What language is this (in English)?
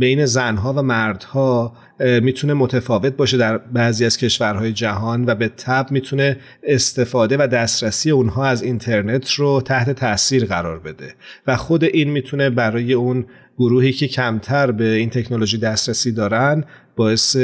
Persian